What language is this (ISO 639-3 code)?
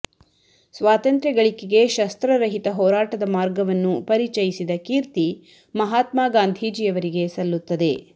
kan